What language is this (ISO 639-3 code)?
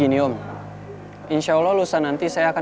ind